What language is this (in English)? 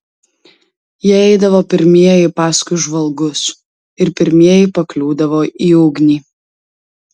Lithuanian